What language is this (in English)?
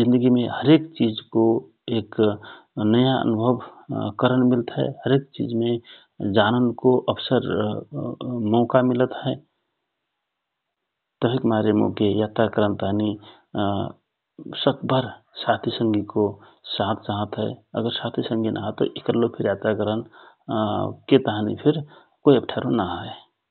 Rana Tharu